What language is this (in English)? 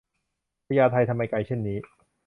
Thai